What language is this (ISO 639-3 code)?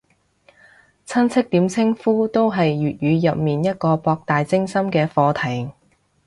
yue